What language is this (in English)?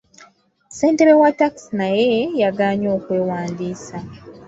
Ganda